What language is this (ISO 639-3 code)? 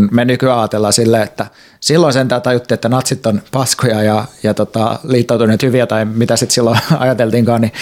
fin